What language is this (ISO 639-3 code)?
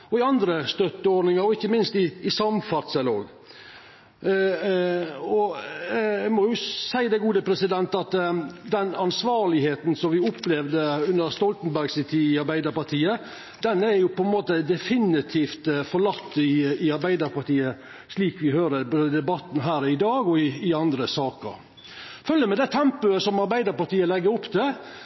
nno